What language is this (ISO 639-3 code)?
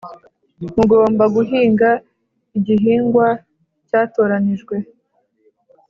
kin